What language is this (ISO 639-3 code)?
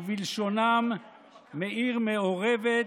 heb